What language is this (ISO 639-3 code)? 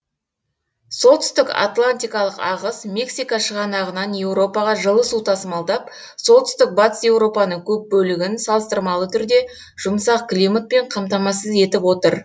kaz